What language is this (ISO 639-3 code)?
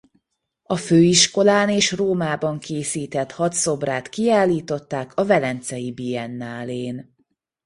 hun